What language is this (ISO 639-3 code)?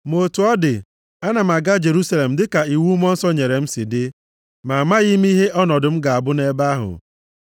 ibo